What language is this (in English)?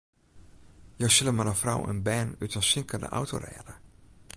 Western Frisian